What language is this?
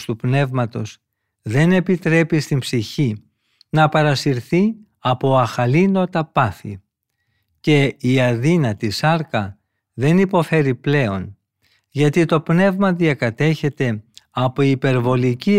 Greek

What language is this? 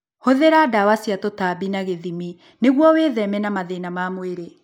Kikuyu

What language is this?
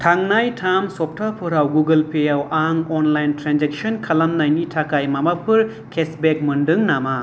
Bodo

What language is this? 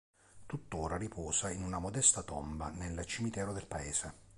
Italian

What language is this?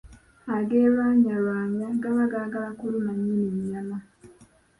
Ganda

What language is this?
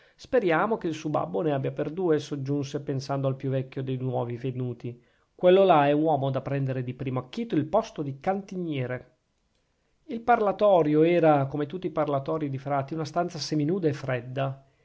Italian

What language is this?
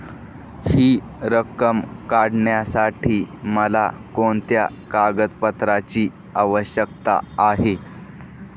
Marathi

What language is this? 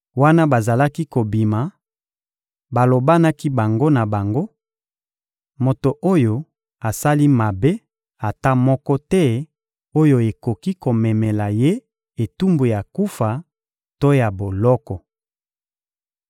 Lingala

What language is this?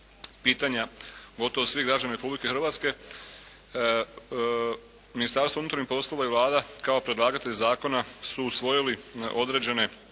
Croatian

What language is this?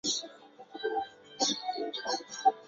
Chinese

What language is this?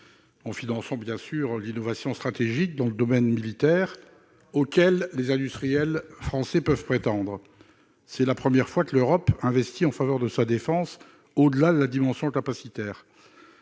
French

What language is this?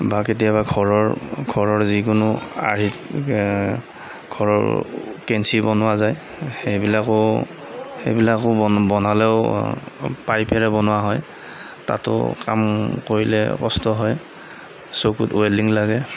Assamese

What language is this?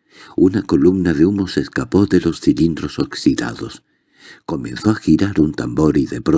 Spanish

